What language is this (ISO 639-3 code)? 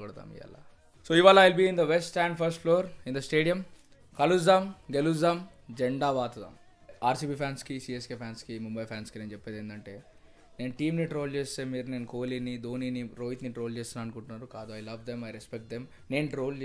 tel